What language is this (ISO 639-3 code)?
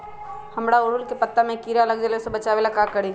mag